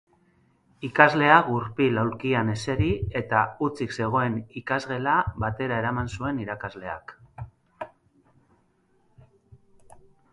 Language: Basque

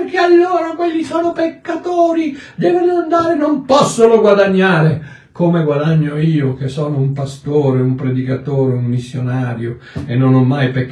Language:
Italian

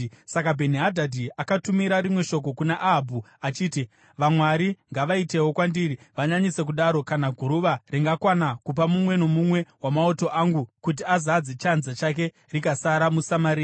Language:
Shona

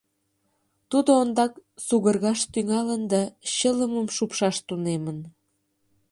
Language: Mari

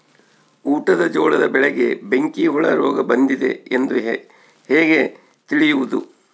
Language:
Kannada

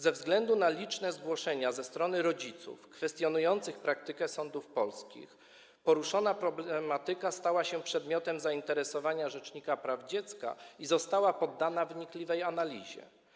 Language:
Polish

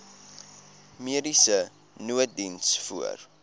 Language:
Afrikaans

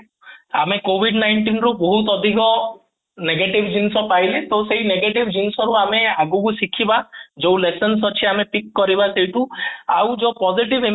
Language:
Odia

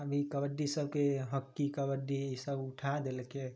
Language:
Maithili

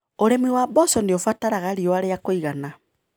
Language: Kikuyu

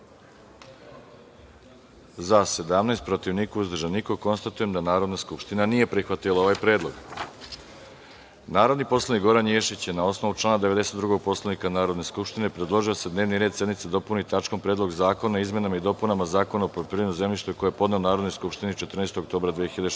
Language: Serbian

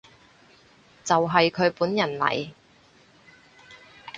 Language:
Cantonese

